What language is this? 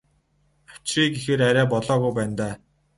Mongolian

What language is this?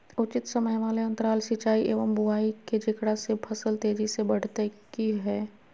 Magahi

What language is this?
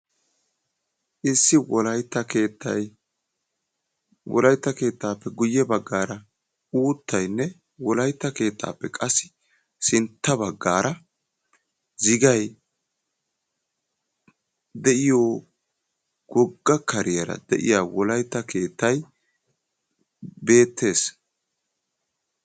Wolaytta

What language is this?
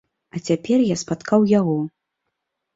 Belarusian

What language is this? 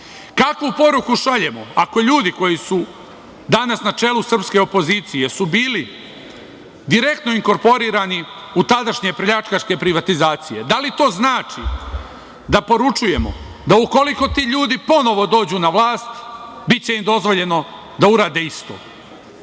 Serbian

